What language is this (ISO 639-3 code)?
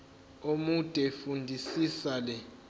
zul